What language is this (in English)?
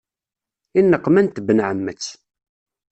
Kabyle